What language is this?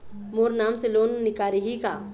Chhattisgarhi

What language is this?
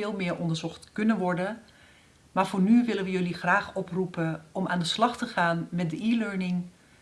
Dutch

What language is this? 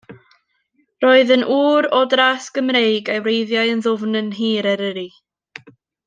Welsh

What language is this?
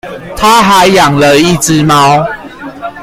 Chinese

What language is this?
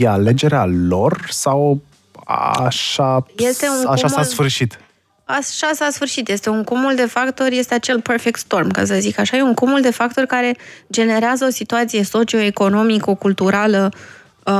Romanian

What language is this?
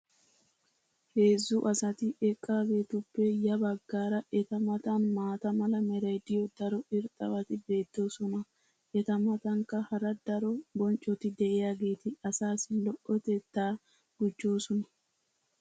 Wolaytta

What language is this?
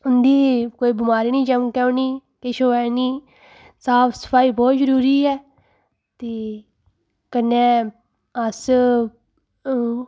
Dogri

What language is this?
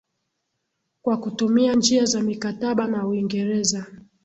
Swahili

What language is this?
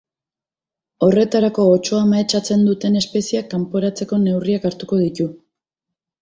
Basque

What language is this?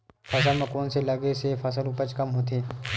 Chhattisgarhi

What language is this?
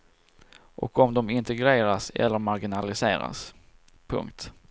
Swedish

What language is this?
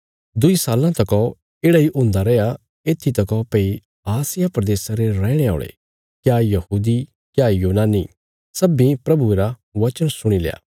Bilaspuri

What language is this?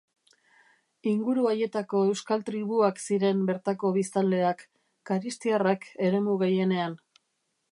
Basque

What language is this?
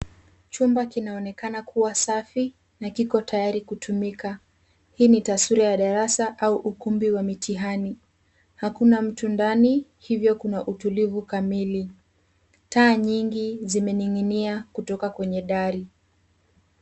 Swahili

